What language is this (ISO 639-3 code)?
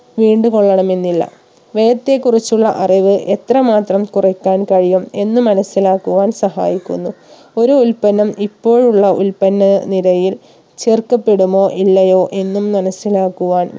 mal